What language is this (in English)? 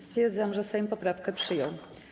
Polish